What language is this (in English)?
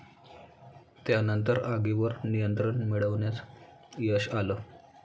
Marathi